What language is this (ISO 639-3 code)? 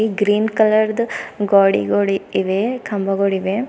kan